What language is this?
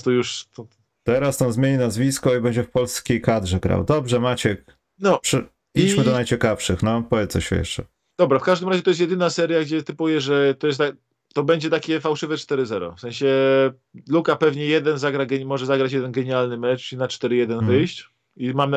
Polish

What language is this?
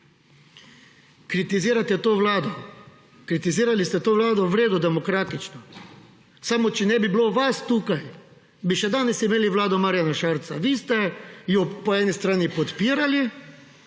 Slovenian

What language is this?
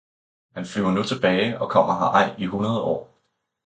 Danish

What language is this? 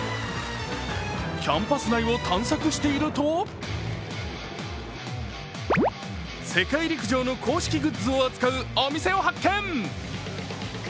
Japanese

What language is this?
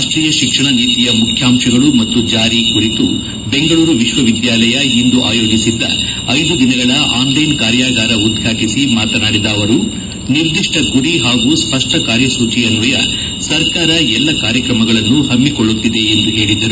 Kannada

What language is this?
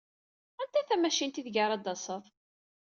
Kabyle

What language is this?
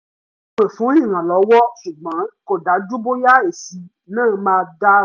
Yoruba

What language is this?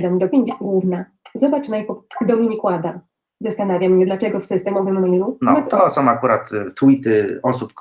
Polish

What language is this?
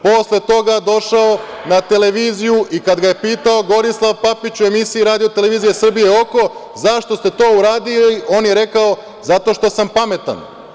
Serbian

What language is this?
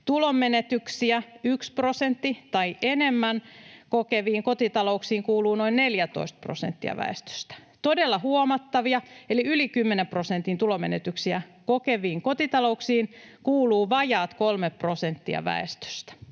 Finnish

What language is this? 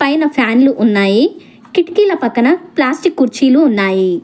Telugu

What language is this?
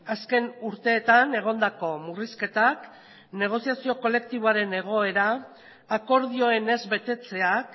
Basque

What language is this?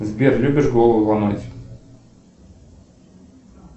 Russian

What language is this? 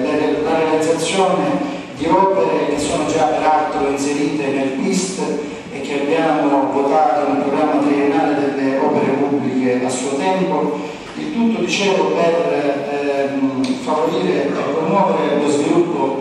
Italian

